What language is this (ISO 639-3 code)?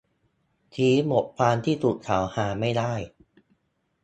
tha